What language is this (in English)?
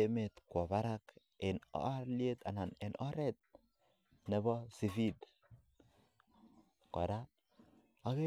Kalenjin